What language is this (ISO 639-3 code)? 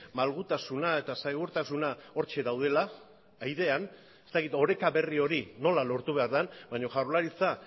eus